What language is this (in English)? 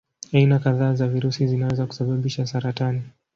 Swahili